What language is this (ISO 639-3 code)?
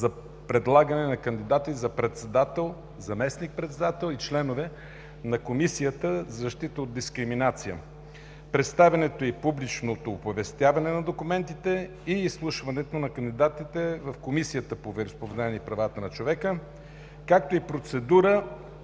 bul